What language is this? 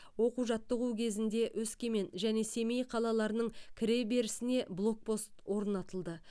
Kazakh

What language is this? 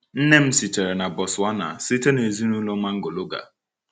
Igbo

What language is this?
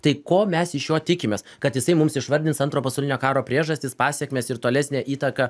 Lithuanian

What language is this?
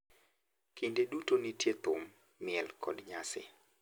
Luo (Kenya and Tanzania)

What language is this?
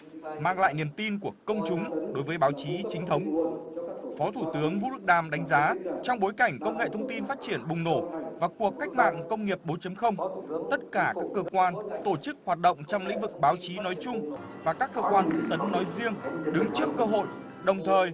Vietnamese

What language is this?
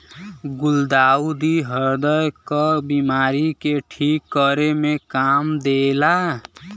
Bhojpuri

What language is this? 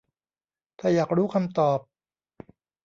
Thai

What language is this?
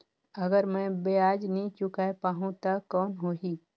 Chhattisgarhi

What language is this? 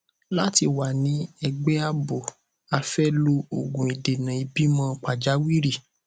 Yoruba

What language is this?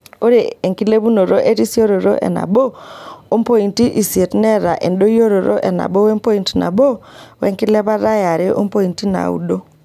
Masai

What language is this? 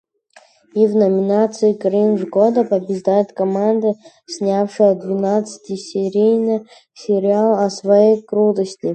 Russian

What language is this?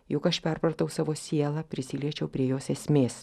Lithuanian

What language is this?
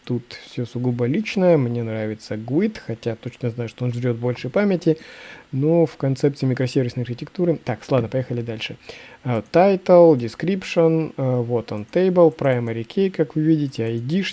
Russian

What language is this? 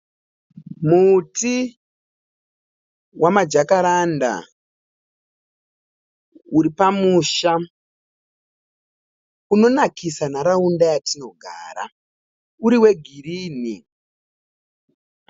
Shona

